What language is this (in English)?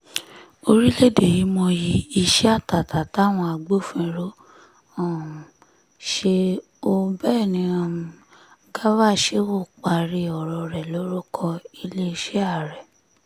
Yoruba